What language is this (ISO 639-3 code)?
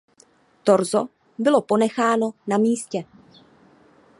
ces